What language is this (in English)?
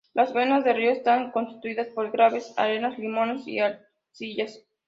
Spanish